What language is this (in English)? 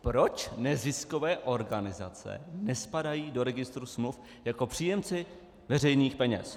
Czech